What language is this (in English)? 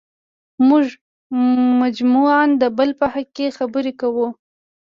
Pashto